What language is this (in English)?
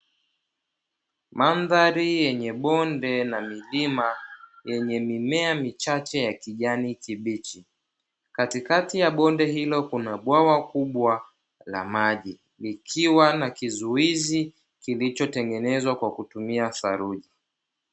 Swahili